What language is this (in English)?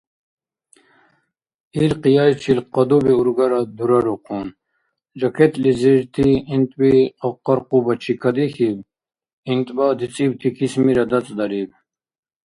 Dargwa